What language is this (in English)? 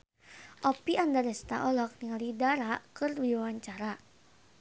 Sundanese